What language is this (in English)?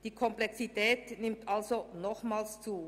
Swiss German